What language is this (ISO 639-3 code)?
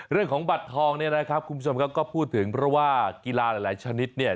tha